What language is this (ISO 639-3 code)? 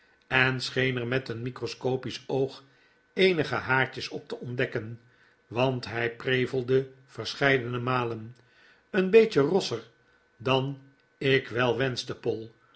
nld